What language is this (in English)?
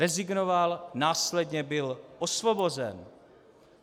Czech